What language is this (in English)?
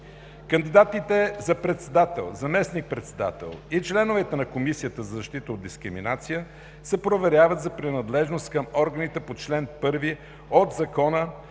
Bulgarian